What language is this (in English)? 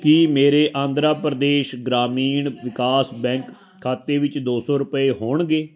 Punjabi